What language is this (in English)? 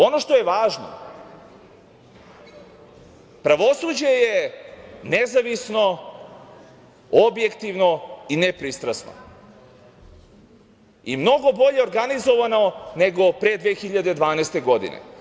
Serbian